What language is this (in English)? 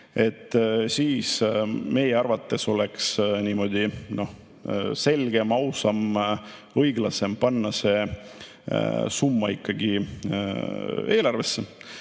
Estonian